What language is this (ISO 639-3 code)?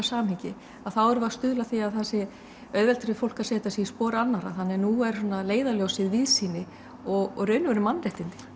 isl